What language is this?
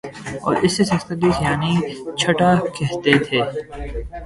Urdu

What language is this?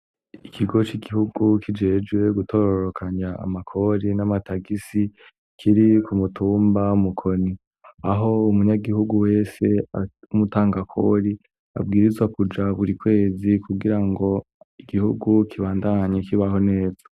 Rundi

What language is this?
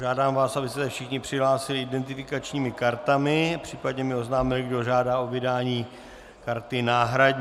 Czech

